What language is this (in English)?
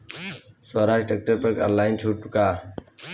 Bhojpuri